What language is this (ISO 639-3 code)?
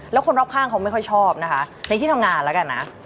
tha